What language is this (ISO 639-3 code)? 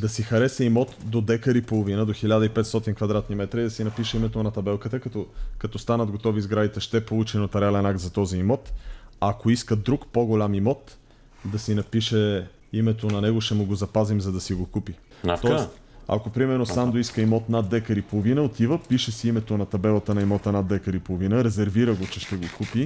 bul